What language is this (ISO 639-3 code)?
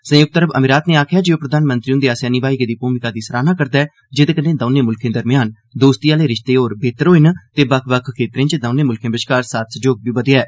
doi